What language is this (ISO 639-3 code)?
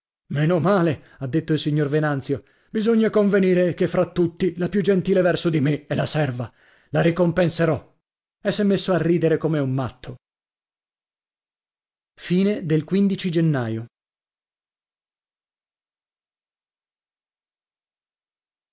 ita